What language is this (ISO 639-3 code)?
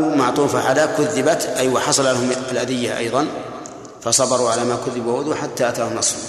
ara